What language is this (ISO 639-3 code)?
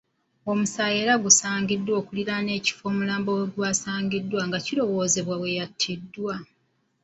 lug